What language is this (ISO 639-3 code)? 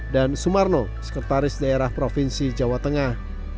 ind